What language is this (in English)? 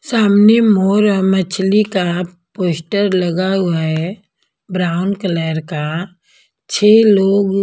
Hindi